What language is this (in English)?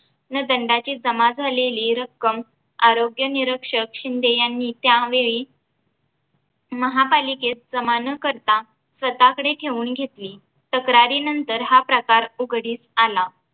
Marathi